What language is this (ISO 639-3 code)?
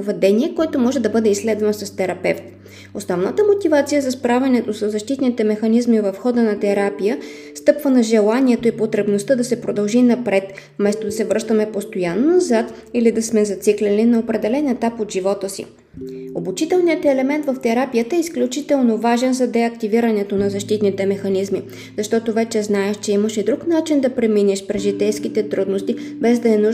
bul